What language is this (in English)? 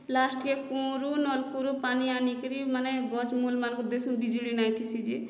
Odia